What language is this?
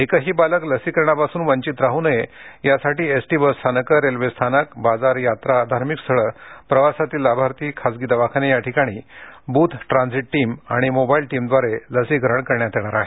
Marathi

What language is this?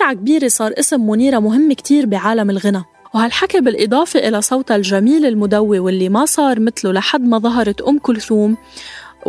Arabic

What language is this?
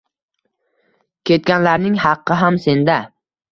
Uzbek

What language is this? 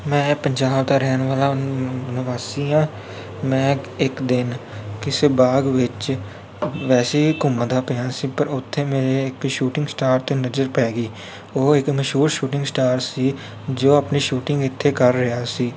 Punjabi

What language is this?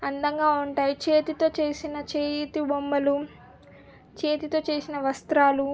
Telugu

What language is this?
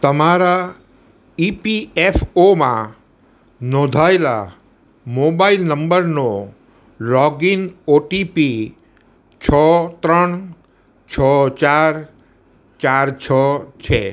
Gujarati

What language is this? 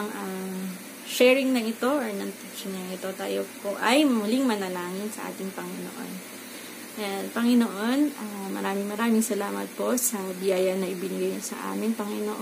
Filipino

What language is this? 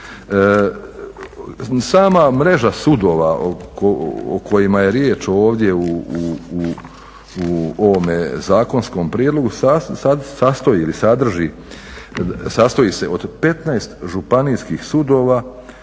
Croatian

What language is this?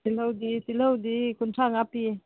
Manipuri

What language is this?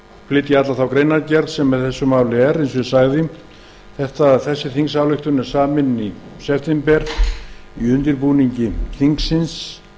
Icelandic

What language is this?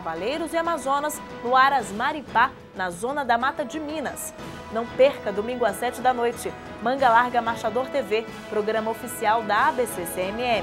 Portuguese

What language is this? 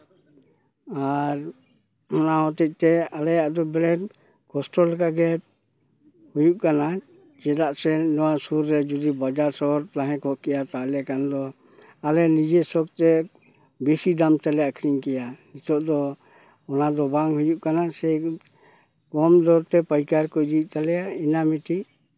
Santali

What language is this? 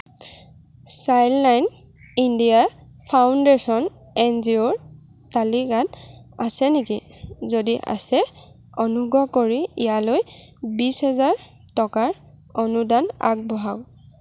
Assamese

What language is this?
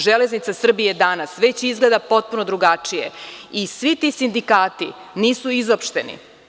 Serbian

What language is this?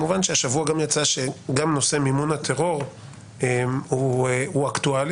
Hebrew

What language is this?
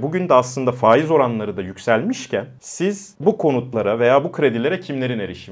Turkish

